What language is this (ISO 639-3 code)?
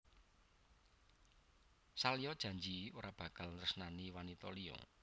jav